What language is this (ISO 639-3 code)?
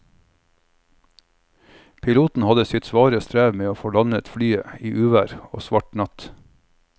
nor